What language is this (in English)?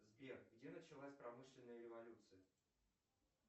Russian